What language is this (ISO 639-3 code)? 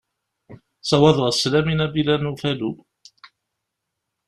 kab